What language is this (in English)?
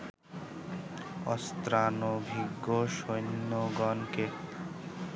Bangla